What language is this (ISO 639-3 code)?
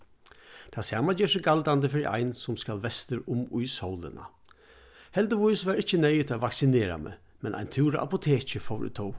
fao